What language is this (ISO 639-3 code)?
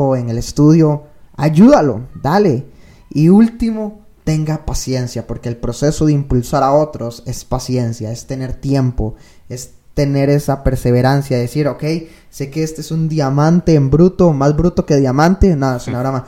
spa